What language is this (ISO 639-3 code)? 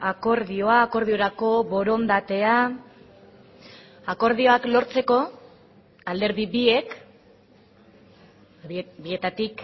eus